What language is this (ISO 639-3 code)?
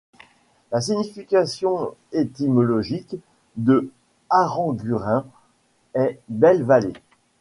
fra